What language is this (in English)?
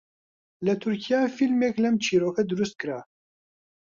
Central Kurdish